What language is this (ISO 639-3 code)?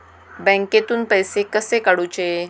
mar